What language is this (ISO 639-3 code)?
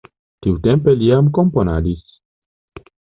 epo